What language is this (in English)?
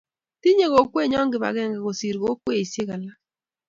Kalenjin